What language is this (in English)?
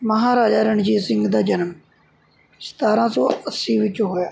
Punjabi